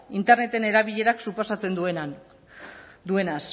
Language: Basque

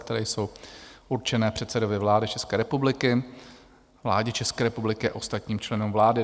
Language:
Czech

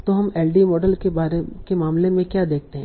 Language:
Hindi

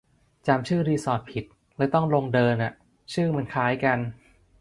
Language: Thai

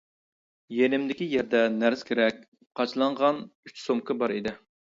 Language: Uyghur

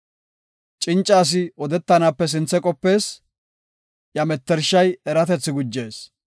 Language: Gofa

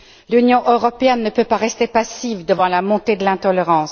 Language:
French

